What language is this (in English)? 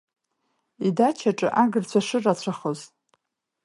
Abkhazian